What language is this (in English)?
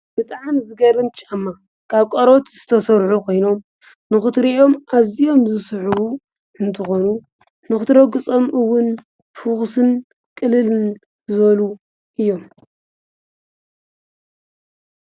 Tigrinya